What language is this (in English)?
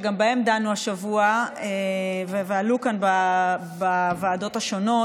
Hebrew